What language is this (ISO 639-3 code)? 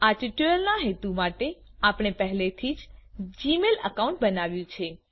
guj